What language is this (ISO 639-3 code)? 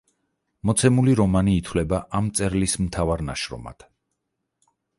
kat